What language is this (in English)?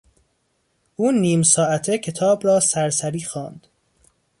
Persian